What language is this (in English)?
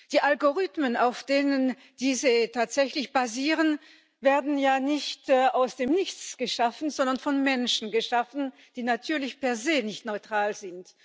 German